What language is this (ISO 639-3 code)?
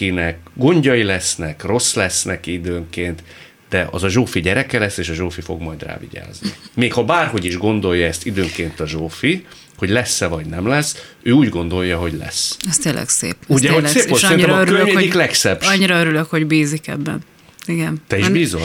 hun